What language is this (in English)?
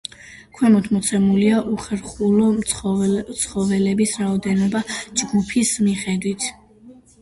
Georgian